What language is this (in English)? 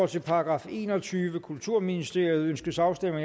Danish